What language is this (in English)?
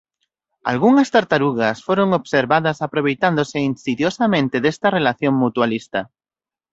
Galician